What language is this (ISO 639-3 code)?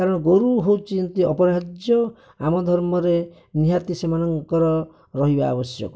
ori